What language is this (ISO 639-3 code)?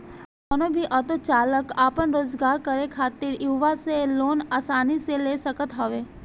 bho